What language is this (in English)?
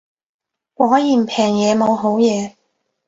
Cantonese